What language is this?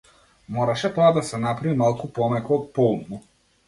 Macedonian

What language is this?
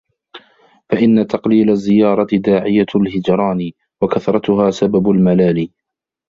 Arabic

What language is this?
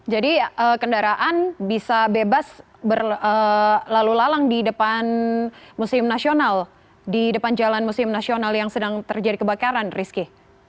Indonesian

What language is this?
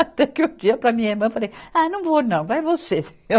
Portuguese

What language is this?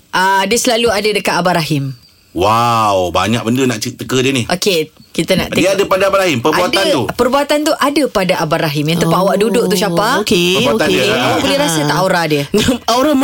Malay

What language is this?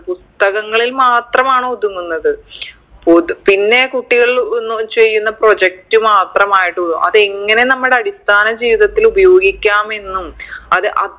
Malayalam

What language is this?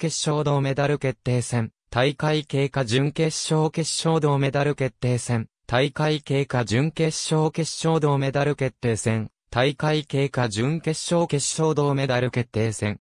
Japanese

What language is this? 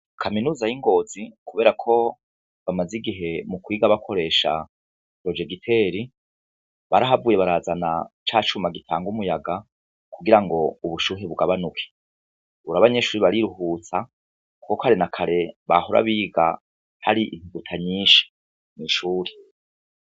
Rundi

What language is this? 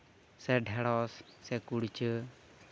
Santali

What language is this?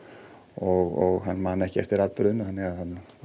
Icelandic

